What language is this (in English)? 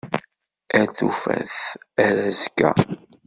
Kabyle